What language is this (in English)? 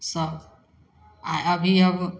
Maithili